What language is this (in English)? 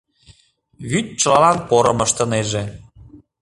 Mari